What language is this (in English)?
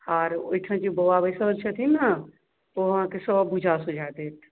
Maithili